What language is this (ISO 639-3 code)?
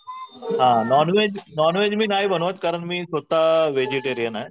mar